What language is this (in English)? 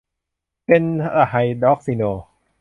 Thai